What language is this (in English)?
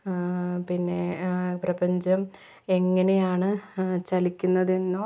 Malayalam